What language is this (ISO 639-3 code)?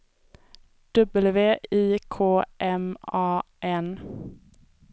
swe